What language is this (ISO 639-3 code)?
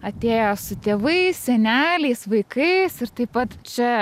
lit